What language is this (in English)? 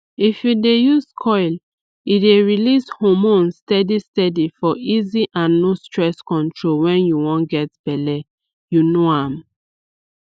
Nigerian Pidgin